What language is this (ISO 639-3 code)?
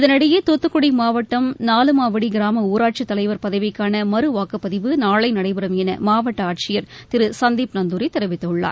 tam